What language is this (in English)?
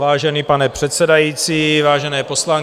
Czech